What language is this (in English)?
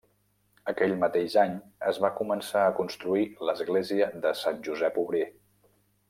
Catalan